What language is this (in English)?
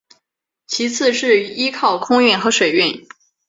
Chinese